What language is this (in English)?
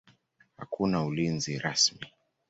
Swahili